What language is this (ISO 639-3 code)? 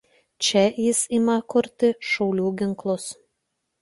lit